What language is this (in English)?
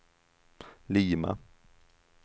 Swedish